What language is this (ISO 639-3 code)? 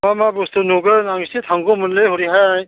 brx